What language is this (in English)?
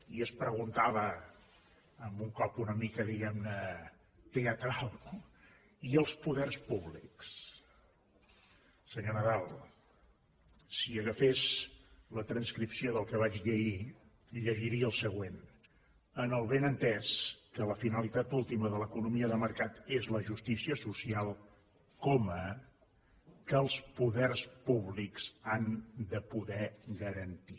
Catalan